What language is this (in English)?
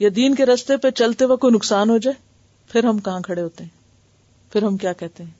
Urdu